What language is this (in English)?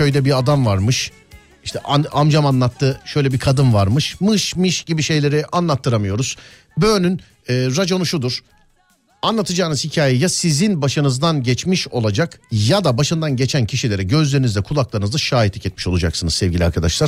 Turkish